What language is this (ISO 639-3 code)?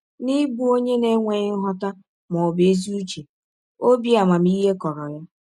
ibo